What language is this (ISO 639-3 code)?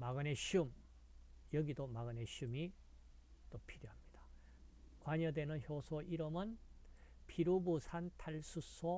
kor